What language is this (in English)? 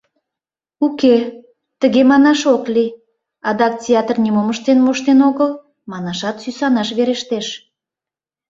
Mari